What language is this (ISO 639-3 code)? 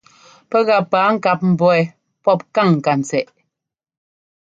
jgo